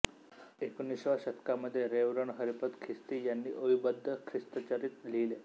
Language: Marathi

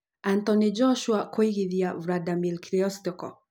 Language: Kikuyu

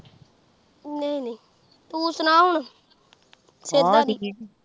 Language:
Punjabi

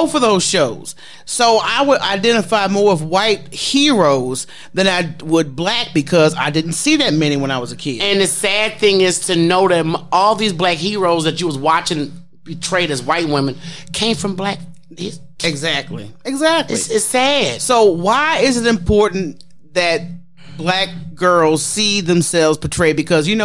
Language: English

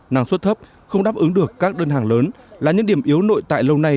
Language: Vietnamese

